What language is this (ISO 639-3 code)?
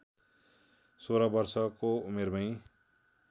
nep